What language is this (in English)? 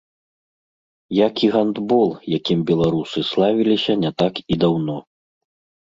Belarusian